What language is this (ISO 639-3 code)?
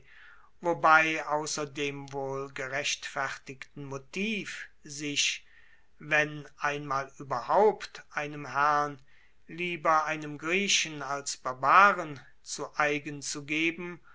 deu